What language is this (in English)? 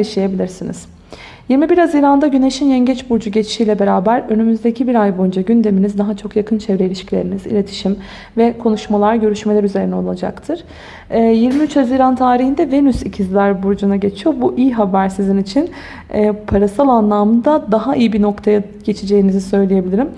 Turkish